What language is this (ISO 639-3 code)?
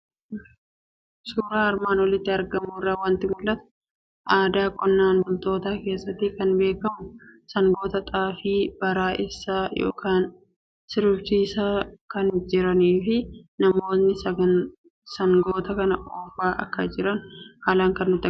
orm